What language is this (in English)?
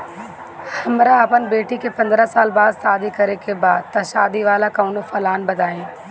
Bhojpuri